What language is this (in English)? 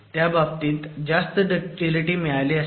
Marathi